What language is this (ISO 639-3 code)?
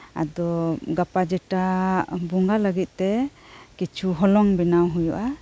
sat